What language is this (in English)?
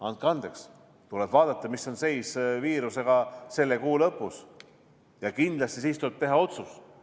Estonian